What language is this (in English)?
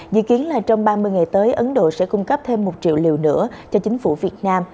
Vietnamese